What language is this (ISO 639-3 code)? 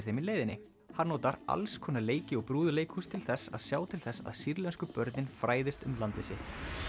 isl